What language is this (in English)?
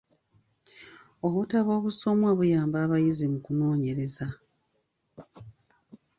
Ganda